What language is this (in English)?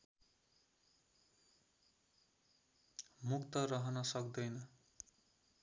Nepali